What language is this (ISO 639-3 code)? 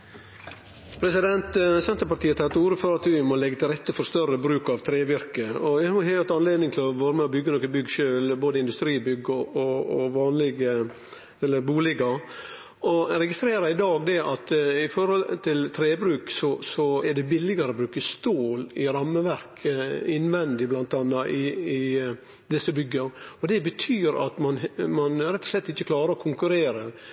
nno